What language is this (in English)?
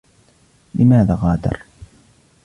Arabic